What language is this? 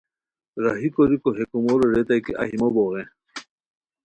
Khowar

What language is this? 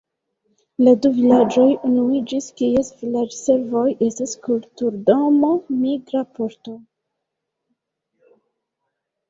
Esperanto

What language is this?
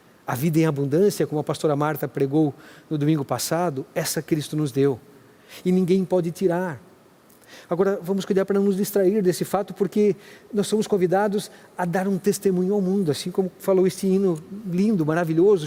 Portuguese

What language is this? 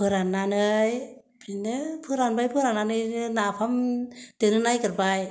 Bodo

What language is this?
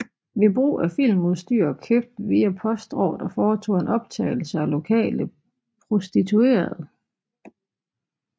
Danish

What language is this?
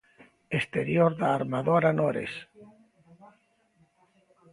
Galician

